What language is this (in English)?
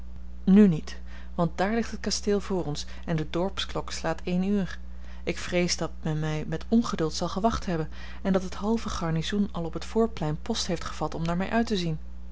Dutch